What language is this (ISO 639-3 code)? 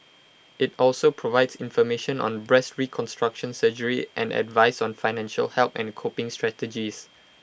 eng